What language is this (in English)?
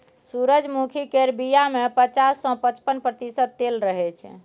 Maithili